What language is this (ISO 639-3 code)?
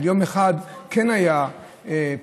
heb